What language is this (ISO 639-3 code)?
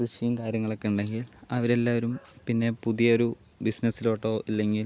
mal